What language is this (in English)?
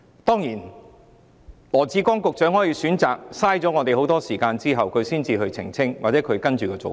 Cantonese